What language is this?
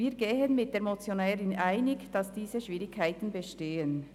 Swiss German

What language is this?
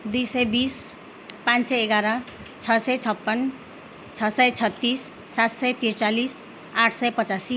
Nepali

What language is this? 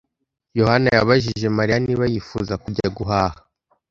Kinyarwanda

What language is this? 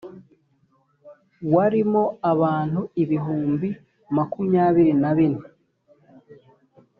Kinyarwanda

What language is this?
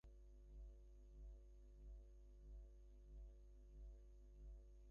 Bangla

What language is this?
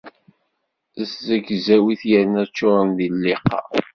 Kabyle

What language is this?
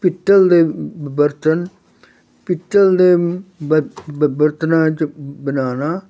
Punjabi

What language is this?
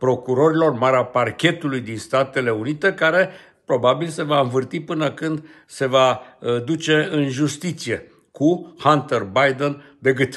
Romanian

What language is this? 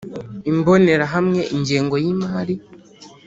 Kinyarwanda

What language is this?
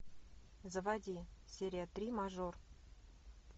Russian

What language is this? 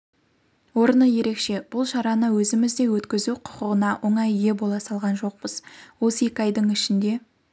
Kazakh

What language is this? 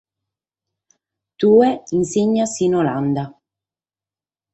Sardinian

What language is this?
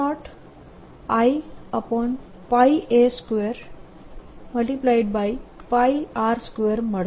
Gujarati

